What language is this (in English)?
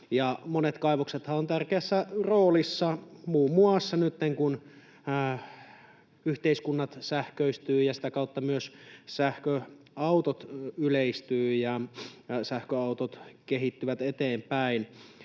Finnish